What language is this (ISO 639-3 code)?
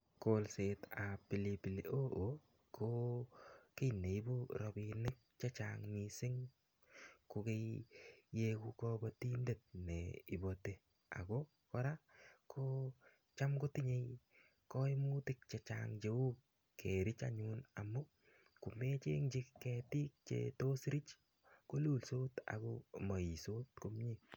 kln